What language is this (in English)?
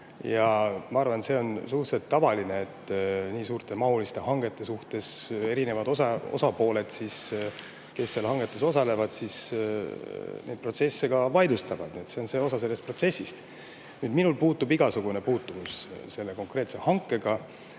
Estonian